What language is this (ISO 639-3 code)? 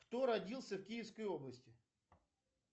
rus